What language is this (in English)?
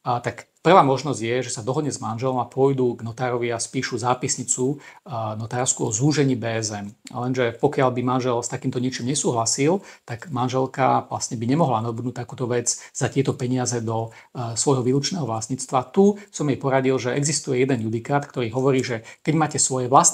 Slovak